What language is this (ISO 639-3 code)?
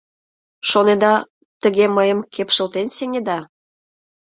chm